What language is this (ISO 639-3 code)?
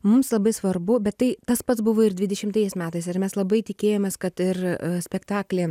lit